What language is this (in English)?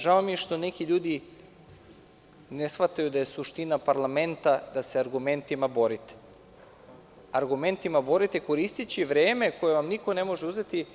Serbian